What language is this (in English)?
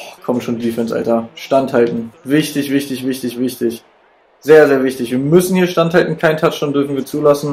German